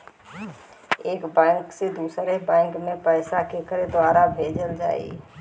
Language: Bhojpuri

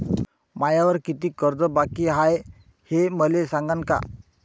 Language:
Marathi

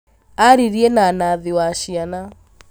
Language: Kikuyu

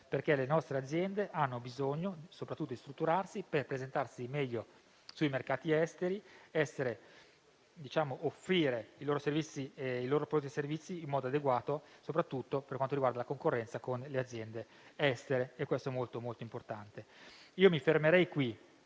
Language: Italian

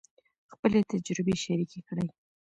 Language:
Pashto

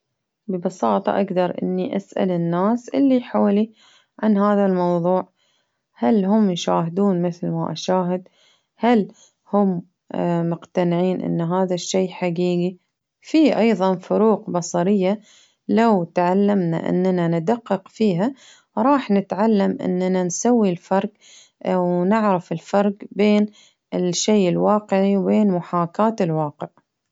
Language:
Baharna Arabic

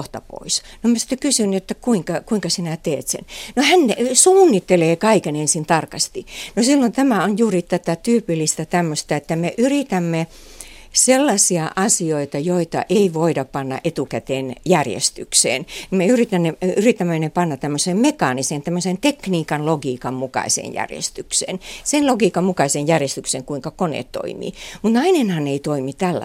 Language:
Finnish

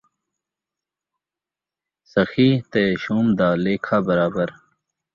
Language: Saraiki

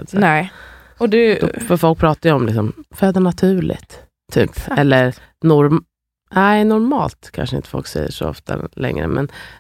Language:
Swedish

